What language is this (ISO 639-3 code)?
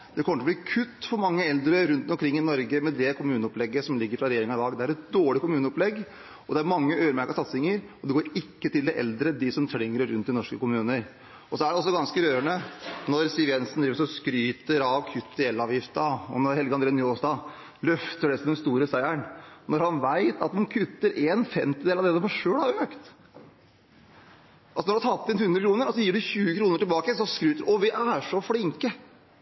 nob